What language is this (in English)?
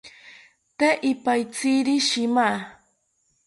South Ucayali Ashéninka